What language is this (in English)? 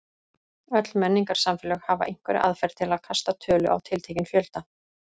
Icelandic